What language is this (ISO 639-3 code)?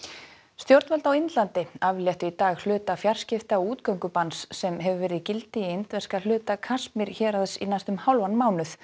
isl